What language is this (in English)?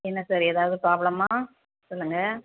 Tamil